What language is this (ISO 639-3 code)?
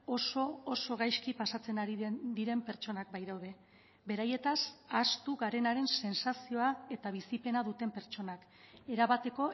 eus